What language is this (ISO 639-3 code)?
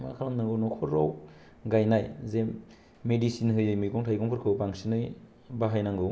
brx